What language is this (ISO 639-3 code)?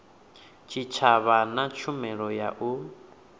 ven